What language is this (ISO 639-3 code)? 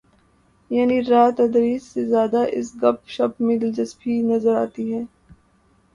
urd